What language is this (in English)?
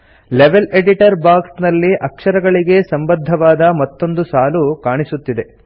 Kannada